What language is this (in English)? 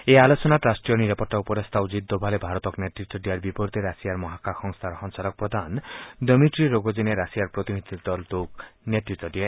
Assamese